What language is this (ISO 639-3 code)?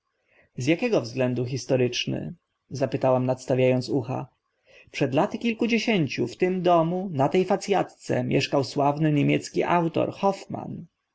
pol